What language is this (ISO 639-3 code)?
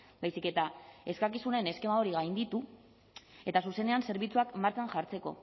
eus